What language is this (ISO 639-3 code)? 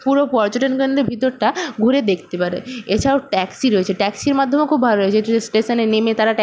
ben